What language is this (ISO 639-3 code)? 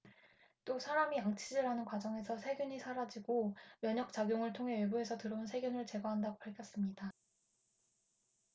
kor